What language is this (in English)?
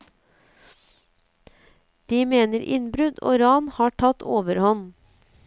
Norwegian